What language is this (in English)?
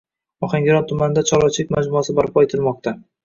Uzbek